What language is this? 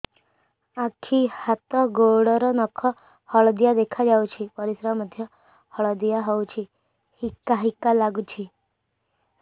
Odia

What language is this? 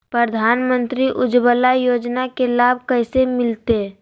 Magahi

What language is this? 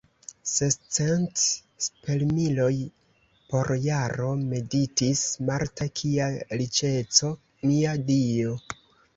Esperanto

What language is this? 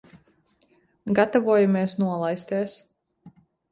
Latvian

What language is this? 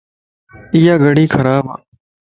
Lasi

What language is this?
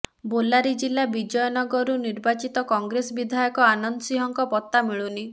Odia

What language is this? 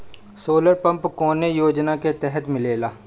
Bhojpuri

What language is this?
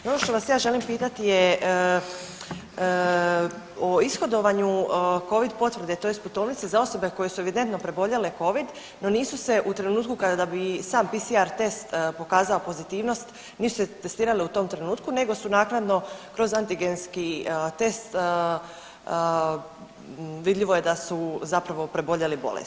Croatian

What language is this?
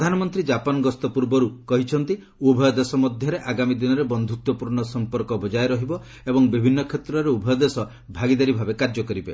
Odia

